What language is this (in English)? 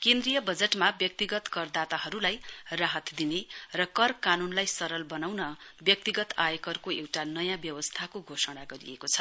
Nepali